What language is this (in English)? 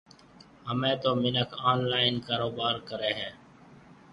Marwari (Pakistan)